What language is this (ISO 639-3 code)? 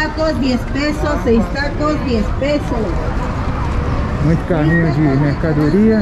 por